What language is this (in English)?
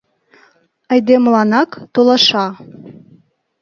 Mari